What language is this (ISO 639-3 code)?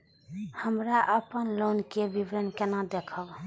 mai